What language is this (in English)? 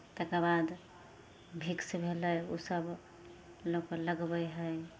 Maithili